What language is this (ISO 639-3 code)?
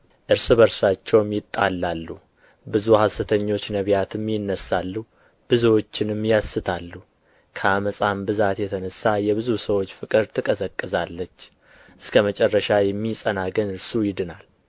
amh